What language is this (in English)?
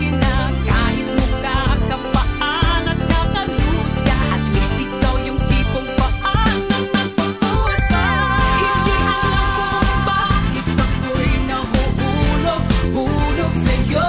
Filipino